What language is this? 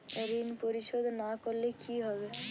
Bangla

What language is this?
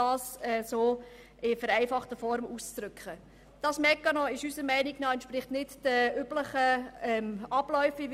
Swiss German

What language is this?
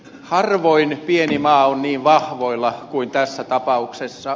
Finnish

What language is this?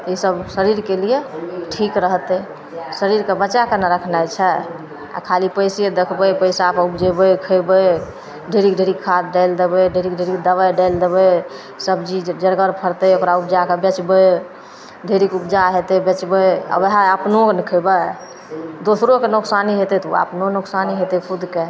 Maithili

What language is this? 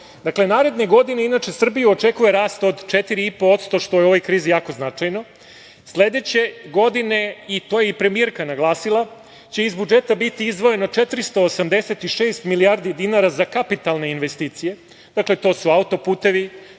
Serbian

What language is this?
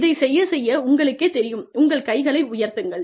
Tamil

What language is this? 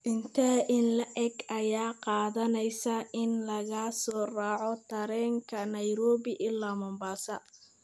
Somali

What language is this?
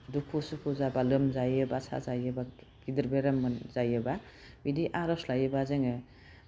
Bodo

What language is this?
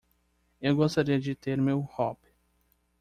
Portuguese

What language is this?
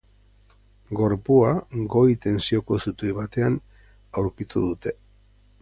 Basque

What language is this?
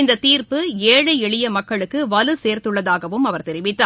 Tamil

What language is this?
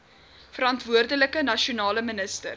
Afrikaans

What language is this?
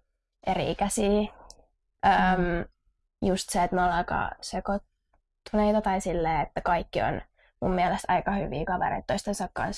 Finnish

